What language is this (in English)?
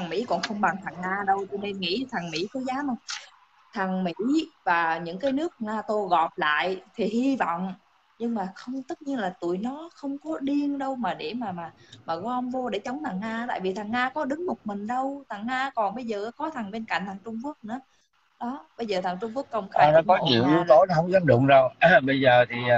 Vietnamese